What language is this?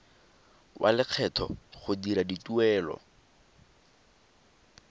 Tswana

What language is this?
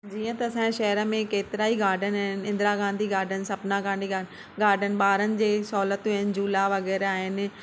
Sindhi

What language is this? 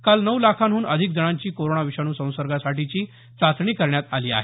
Marathi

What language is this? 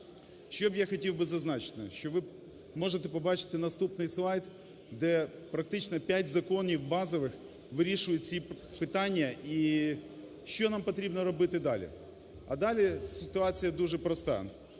Ukrainian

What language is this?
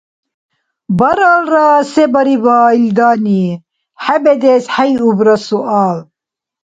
Dargwa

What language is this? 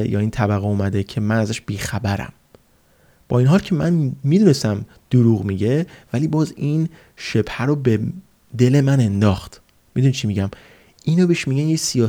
Persian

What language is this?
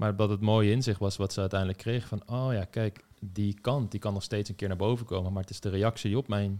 Dutch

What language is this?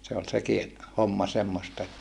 Finnish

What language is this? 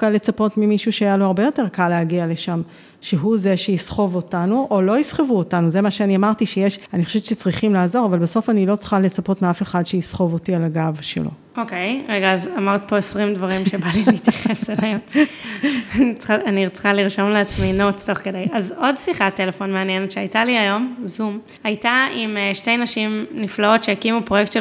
Hebrew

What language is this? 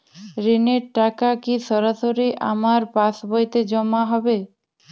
Bangla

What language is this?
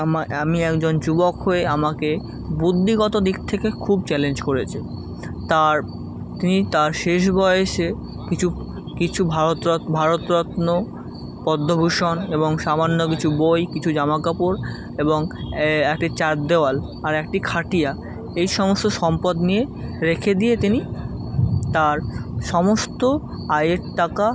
Bangla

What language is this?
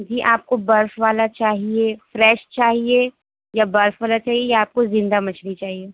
Urdu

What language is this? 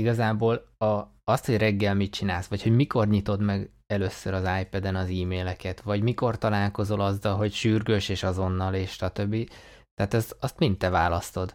Hungarian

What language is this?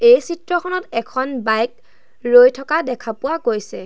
Assamese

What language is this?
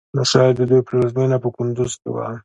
Pashto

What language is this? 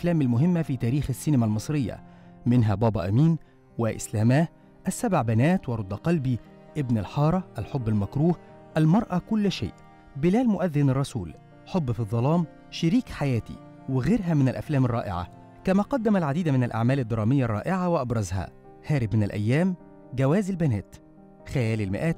Arabic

